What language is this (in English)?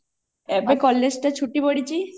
Odia